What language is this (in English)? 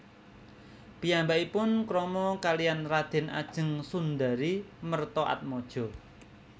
Javanese